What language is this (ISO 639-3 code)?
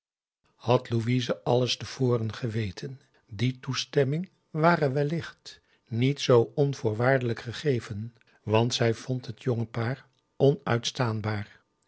nld